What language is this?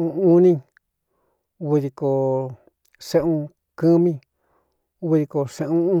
Cuyamecalco Mixtec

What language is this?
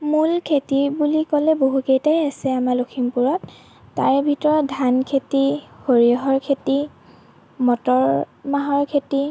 Assamese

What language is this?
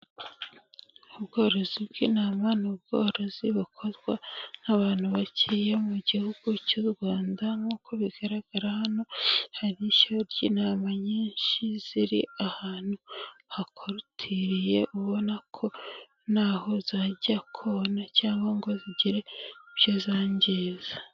Kinyarwanda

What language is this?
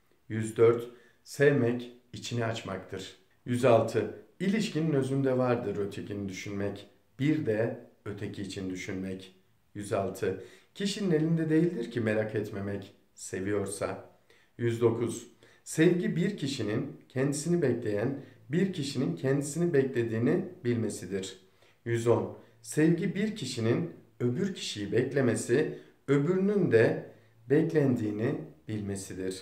Turkish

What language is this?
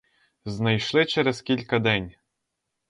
Ukrainian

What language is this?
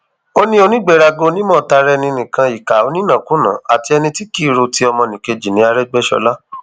Yoruba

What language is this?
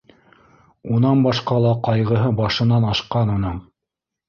Bashkir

